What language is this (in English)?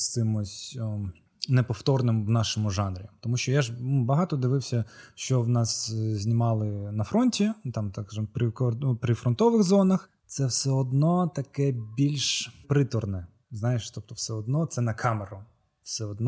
Ukrainian